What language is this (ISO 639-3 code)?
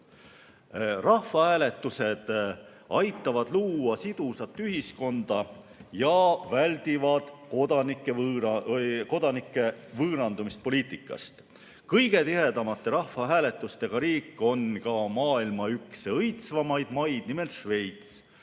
est